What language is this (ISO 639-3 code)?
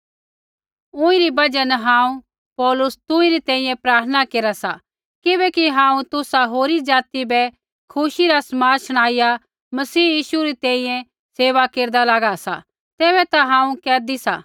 kfx